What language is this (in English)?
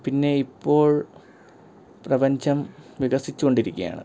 Malayalam